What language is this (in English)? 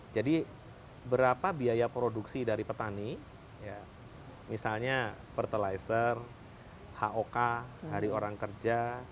Indonesian